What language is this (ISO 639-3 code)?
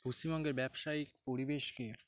ben